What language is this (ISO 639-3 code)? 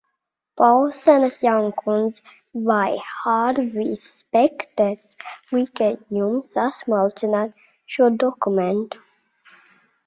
lav